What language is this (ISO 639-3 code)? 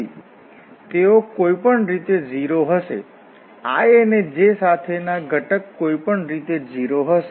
guj